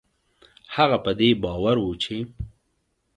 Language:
Pashto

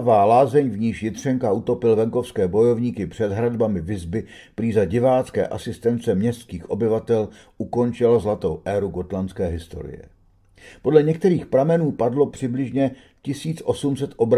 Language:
Czech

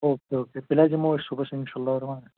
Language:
Kashmiri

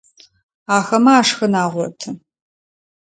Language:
Adyghe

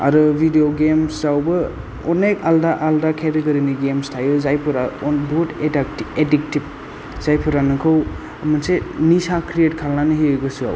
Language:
Bodo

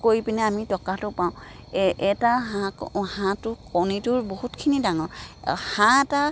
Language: Assamese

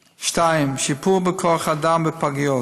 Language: Hebrew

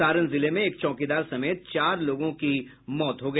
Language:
Hindi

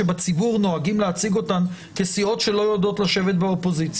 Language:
Hebrew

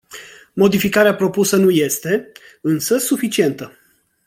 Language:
Romanian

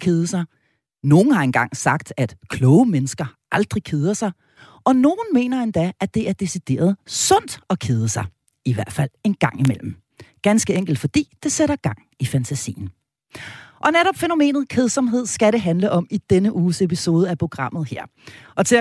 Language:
Danish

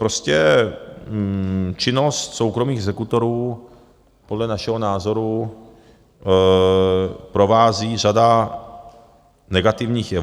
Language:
Czech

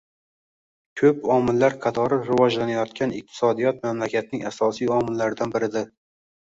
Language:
Uzbek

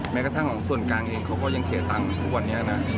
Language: Thai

